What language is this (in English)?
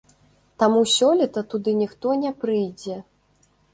Belarusian